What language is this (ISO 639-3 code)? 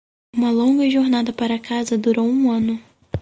por